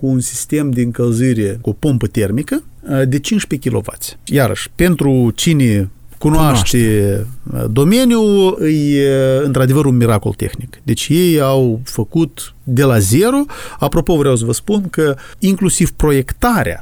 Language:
Romanian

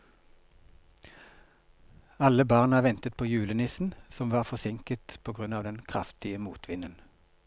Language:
Norwegian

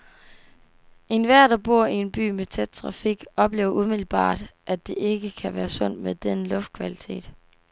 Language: Danish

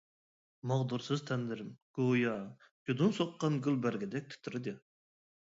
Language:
Uyghur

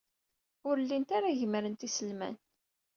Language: Kabyle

